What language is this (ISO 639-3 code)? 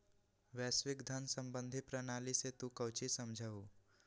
mag